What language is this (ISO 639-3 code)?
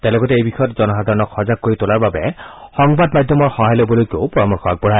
asm